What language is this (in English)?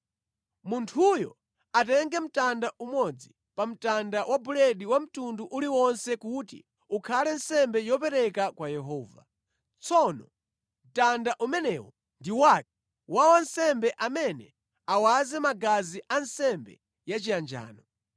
Nyanja